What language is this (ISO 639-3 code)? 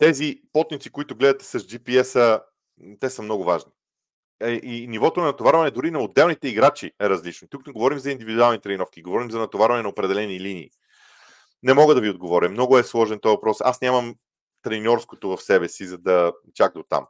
bul